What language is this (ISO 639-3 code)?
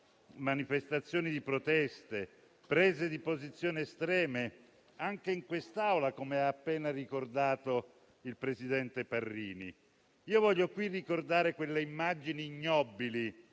ita